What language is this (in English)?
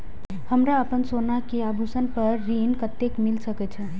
Maithili